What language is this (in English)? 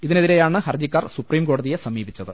Malayalam